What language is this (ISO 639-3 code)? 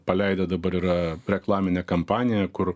lit